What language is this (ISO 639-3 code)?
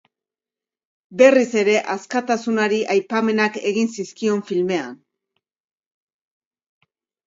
eus